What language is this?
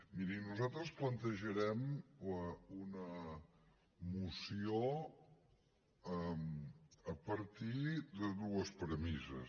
Catalan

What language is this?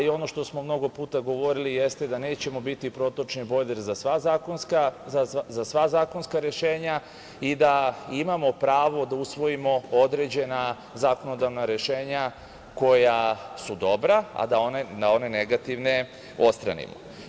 Serbian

